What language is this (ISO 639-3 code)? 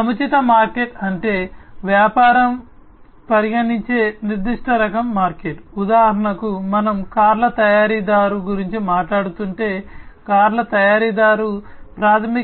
tel